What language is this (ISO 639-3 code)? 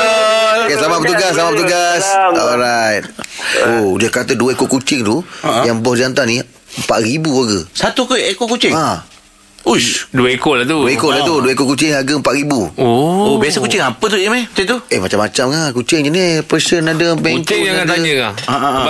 msa